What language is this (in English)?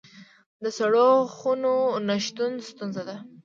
Pashto